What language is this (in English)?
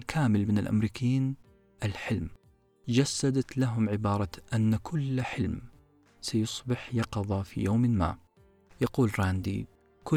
Arabic